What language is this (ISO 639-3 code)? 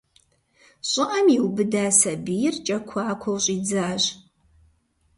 kbd